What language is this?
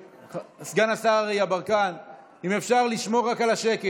Hebrew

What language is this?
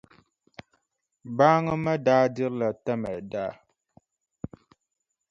Dagbani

